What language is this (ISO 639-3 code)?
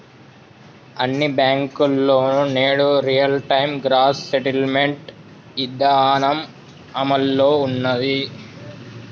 tel